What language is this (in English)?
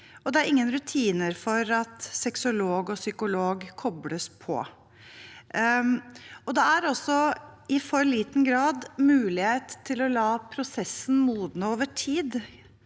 Norwegian